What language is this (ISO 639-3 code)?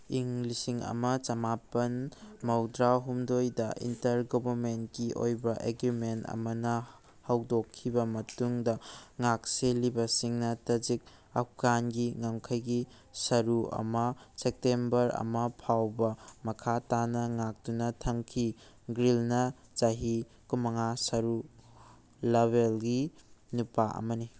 mni